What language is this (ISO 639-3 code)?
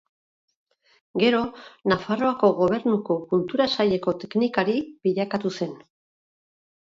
eus